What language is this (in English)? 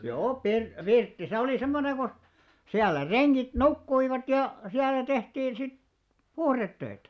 Finnish